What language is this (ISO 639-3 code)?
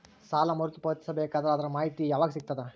kan